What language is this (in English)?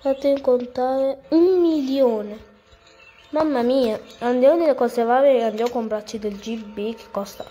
Italian